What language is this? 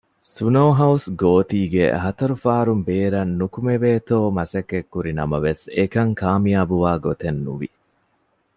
Divehi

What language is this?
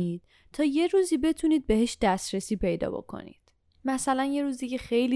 Persian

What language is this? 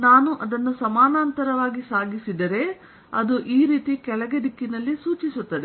Kannada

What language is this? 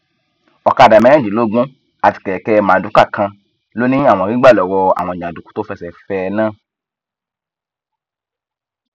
Yoruba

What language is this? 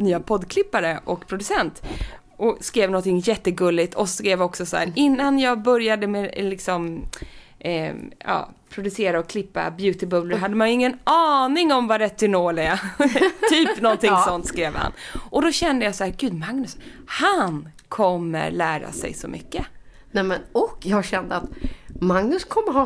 Swedish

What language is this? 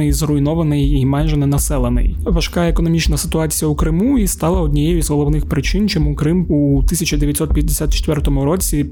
Ukrainian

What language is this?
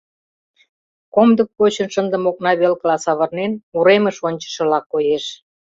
Mari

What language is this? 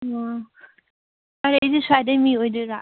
Manipuri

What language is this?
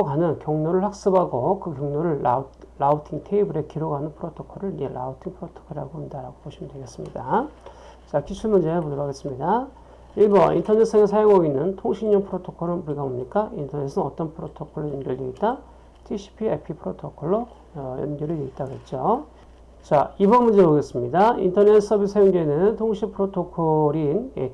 Korean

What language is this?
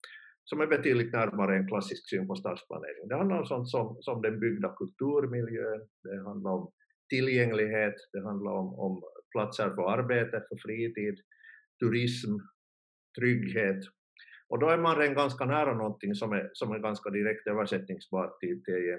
Swedish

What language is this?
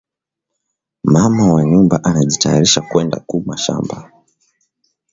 Swahili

